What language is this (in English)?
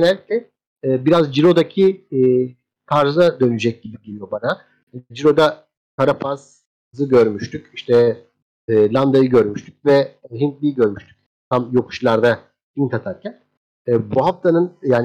Turkish